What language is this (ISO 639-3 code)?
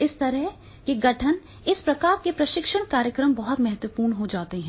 hin